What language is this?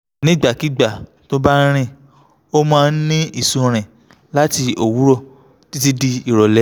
Yoruba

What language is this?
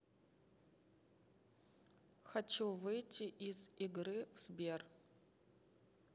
Russian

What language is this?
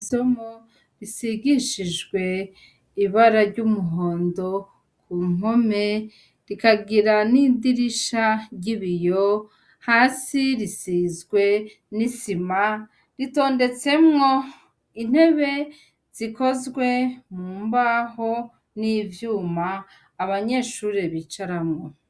Rundi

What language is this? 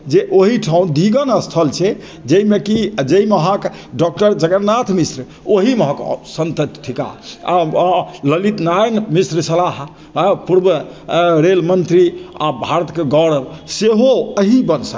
Maithili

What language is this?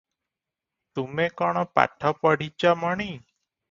Odia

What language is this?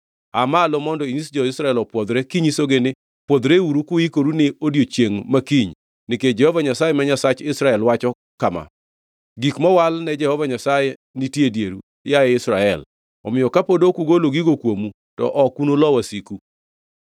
Luo (Kenya and Tanzania)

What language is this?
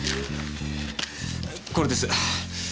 Japanese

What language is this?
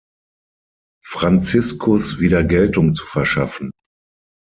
German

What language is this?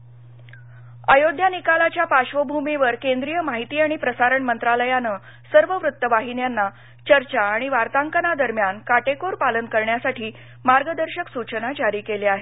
Marathi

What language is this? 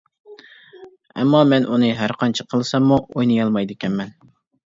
Uyghur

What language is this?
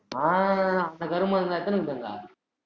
Tamil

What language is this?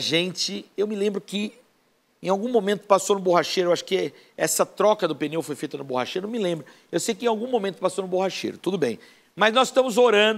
Portuguese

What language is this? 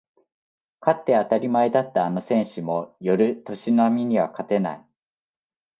Japanese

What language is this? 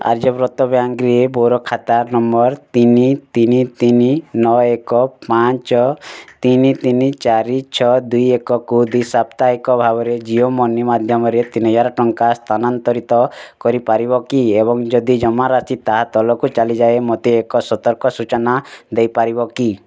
Odia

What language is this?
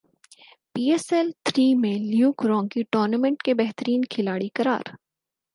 Urdu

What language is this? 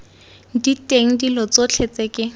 Tswana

